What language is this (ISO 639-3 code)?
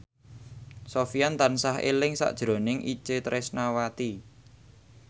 jav